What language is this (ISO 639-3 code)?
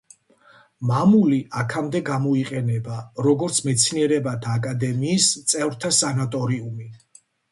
kat